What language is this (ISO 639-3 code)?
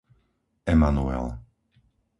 slk